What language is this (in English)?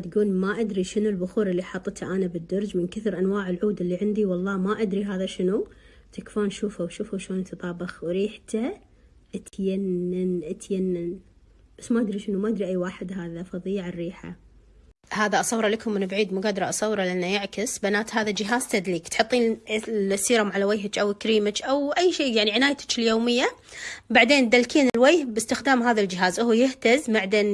Arabic